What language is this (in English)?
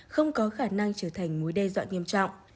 Vietnamese